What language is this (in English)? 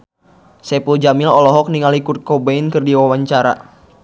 Sundanese